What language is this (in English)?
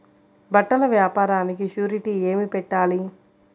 Telugu